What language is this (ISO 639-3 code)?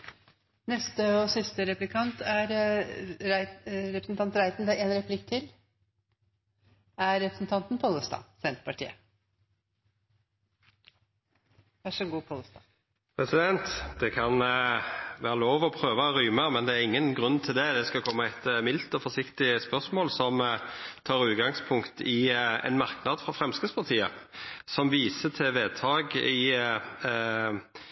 nor